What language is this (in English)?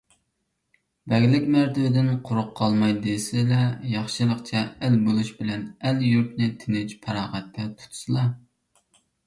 Uyghur